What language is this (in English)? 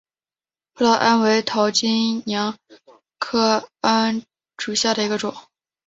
Chinese